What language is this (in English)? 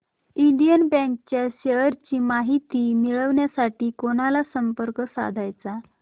Marathi